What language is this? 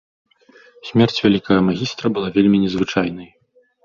Belarusian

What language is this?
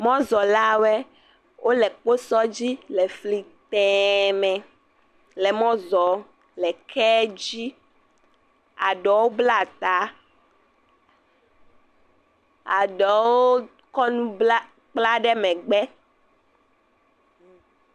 Ewe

